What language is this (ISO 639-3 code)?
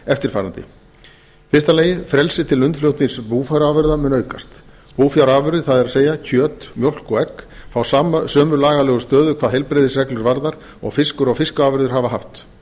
isl